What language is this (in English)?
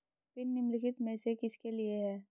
Hindi